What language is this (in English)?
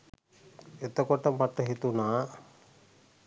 Sinhala